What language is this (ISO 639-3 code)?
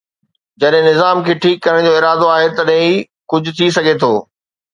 snd